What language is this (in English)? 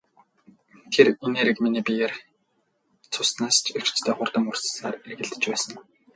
Mongolian